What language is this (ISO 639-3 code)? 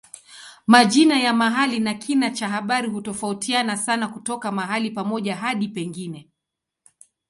swa